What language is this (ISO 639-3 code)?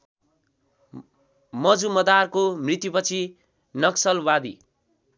nep